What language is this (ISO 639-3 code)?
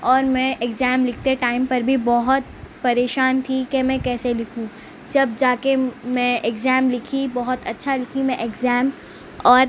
urd